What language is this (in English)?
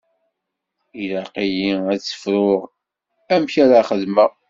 Kabyle